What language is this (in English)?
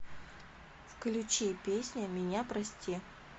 Russian